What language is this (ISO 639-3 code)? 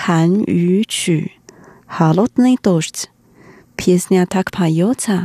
rus